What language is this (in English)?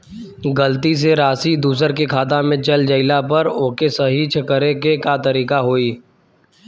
Bhojpuri